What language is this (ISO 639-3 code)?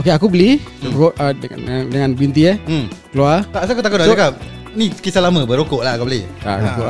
msa